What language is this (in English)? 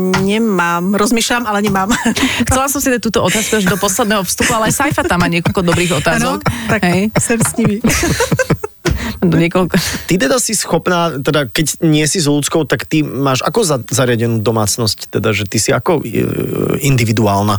Slovak